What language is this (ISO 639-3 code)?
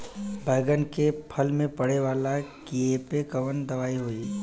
bho